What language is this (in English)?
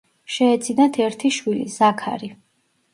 Georgian